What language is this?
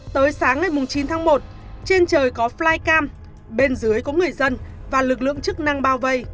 Vietnamese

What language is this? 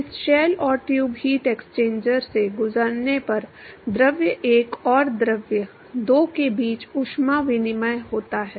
Hindi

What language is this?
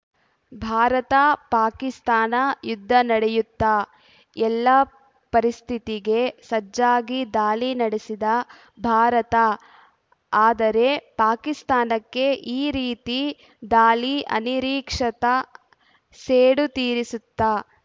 Kannada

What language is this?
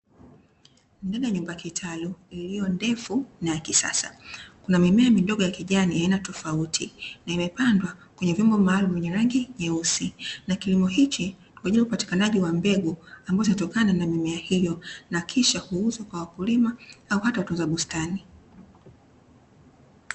Swahili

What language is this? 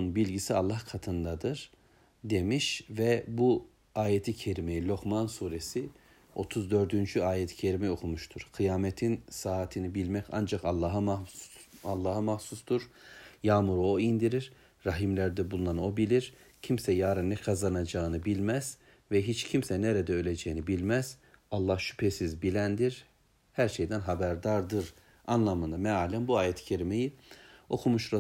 Turkish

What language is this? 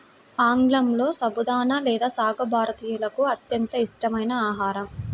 Telugu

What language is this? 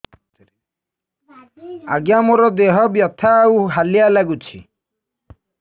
Odia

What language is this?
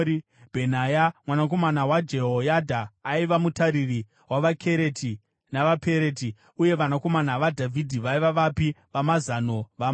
Shona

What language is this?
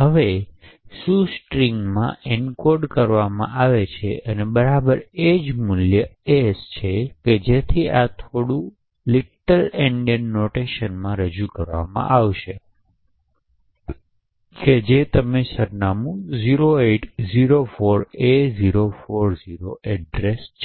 Gujarati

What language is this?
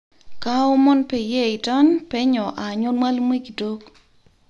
Masai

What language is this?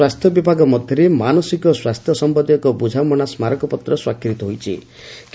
Odia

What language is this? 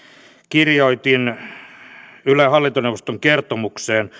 Finnish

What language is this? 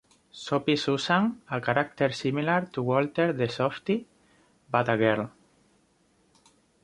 English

